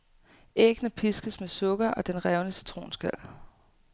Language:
Danish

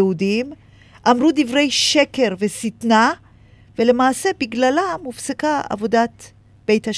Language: Hebrew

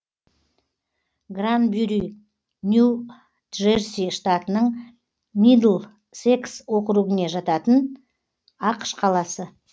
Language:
Kazakh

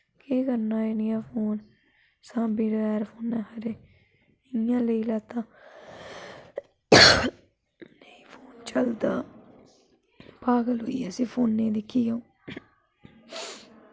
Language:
Dogri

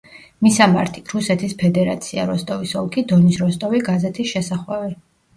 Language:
Georgian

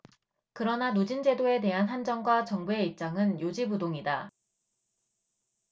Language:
Korean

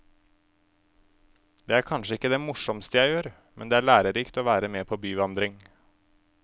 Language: Norwegian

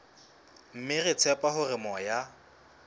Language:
Southern Sotho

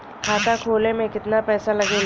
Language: Bhojpuri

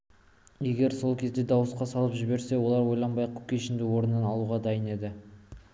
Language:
Kazakh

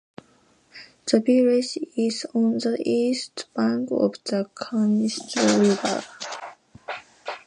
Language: English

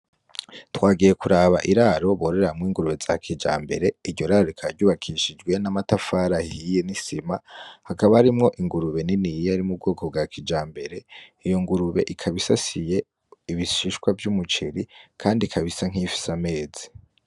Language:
Rundi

